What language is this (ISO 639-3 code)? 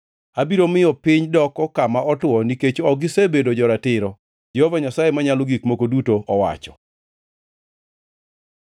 luo